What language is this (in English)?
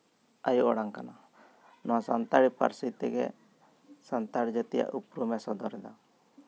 Santali